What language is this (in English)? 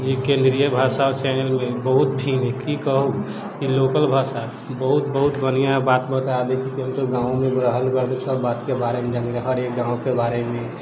Maithili